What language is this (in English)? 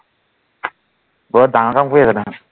Assamese